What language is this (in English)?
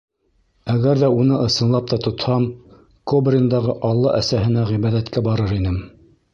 Bashkir